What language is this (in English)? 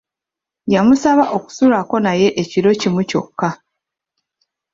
Ganda